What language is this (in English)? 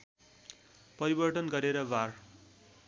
Nepali